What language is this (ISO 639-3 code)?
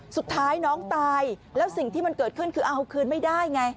tha